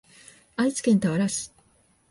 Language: Japanese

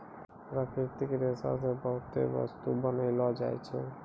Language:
Maithili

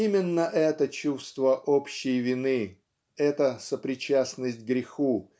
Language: Russian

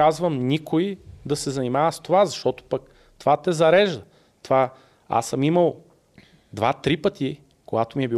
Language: Bulgarian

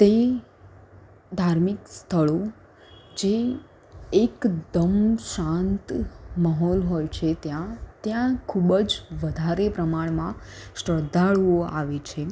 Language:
Gujarati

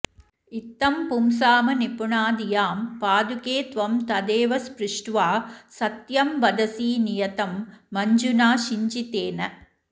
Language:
Sanskrit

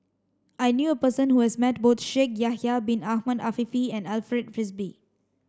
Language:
English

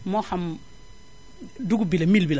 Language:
Wolof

